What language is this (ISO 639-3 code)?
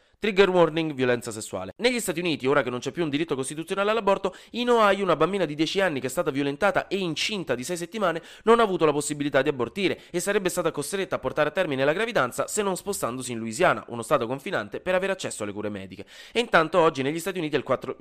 ita